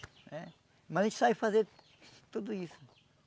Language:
Portuguese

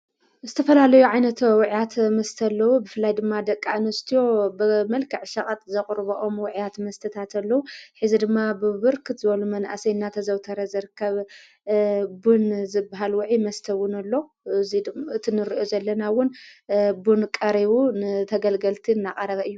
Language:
Tigrinya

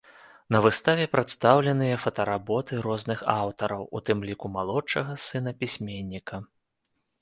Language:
Belarusian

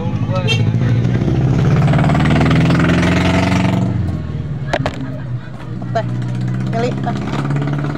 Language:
Indonesian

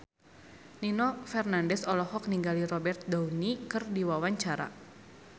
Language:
Sundanese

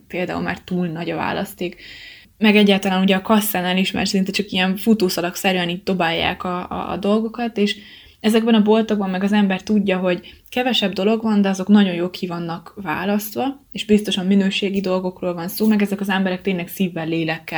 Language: Hungarian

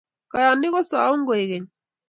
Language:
Kalenjin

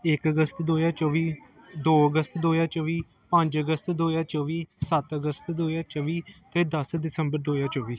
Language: Punjabi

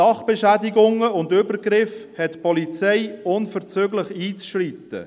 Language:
Swiss German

